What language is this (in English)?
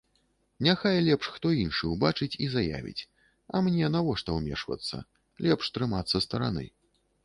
Belarusian